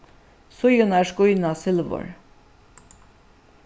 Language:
Faroese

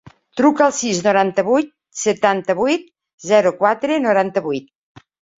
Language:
Catalan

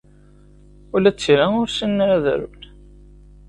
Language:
Kabyle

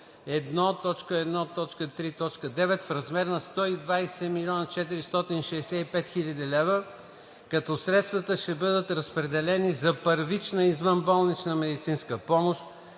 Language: Bulgarian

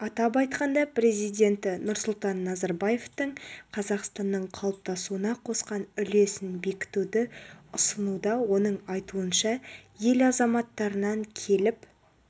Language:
Kazakh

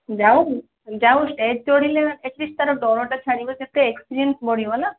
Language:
Odia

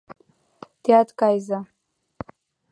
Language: Mari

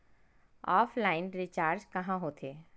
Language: Chhattisgarhi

